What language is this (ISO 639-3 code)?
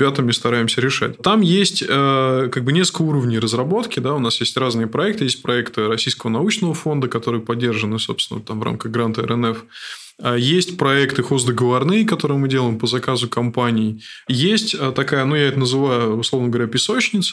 rus